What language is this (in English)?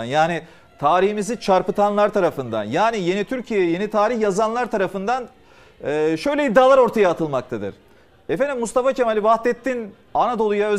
Turkish